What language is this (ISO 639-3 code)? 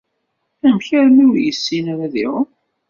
kab